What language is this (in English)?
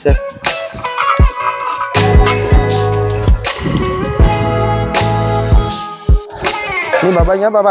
Vietnamese